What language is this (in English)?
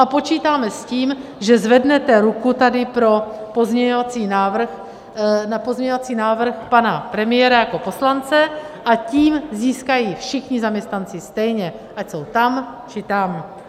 Czech